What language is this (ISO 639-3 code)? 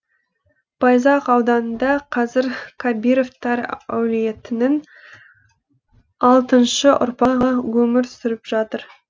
kaz